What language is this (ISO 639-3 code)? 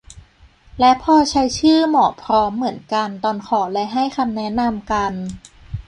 tha